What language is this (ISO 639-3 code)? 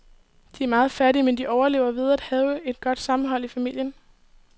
dan